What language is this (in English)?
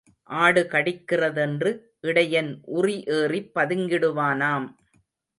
Tamil